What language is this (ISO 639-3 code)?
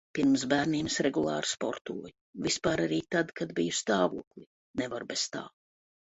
lav